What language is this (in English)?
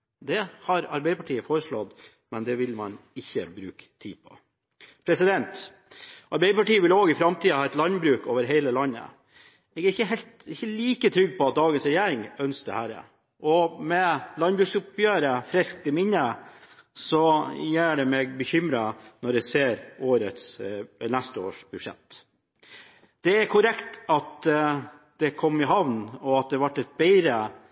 Norwegian Bokmål